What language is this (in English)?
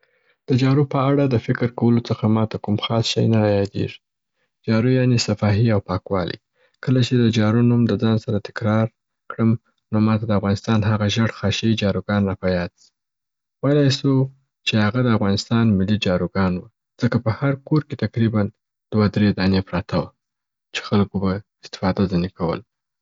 Southern Pashto